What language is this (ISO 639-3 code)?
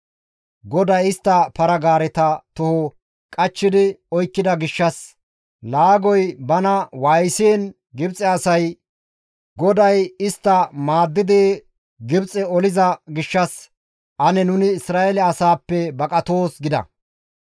gmv